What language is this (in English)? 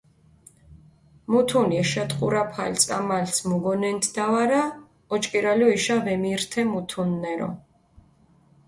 Mingrelian